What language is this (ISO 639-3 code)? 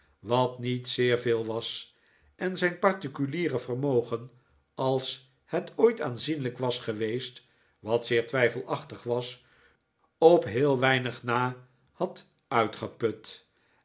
nld